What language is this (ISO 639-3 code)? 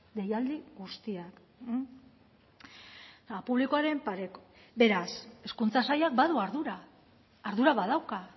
eus